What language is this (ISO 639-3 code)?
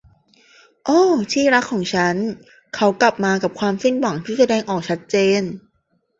tha